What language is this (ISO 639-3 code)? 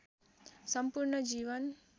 nep